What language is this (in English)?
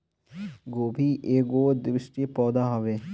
Bhojpuri